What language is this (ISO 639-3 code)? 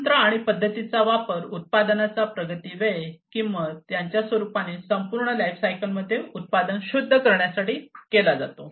mar